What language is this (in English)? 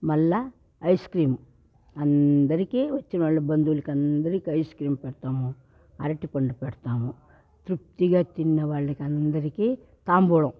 Telugu